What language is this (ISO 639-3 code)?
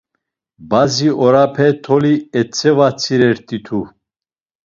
lzz